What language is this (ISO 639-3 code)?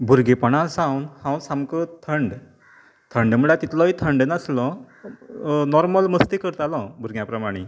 kok